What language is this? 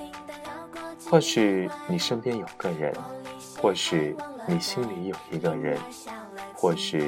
Chinese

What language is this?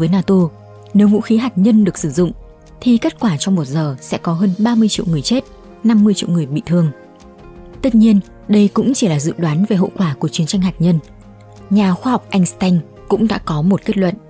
Vietnamese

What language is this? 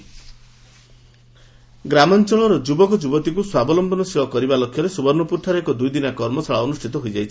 Odia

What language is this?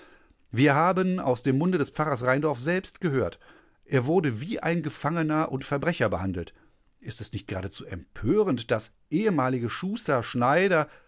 German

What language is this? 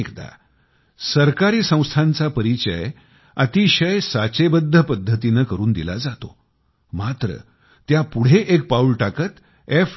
Marathi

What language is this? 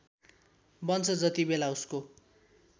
Nepali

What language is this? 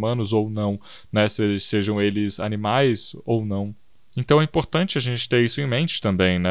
Portuguese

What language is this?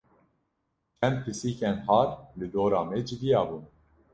Kurdish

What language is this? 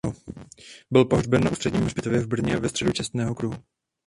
Czech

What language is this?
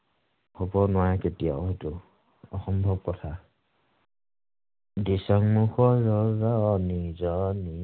Assamese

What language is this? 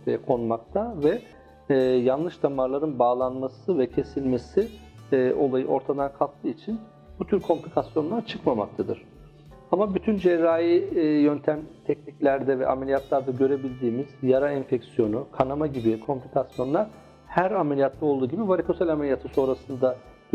Turkish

